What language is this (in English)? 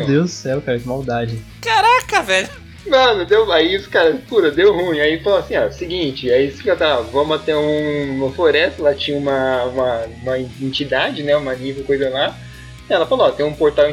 Portuguese